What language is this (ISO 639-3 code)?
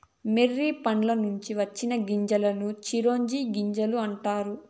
tel